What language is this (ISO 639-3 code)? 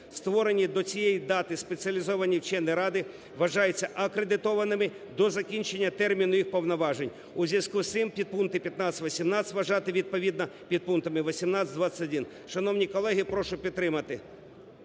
ukr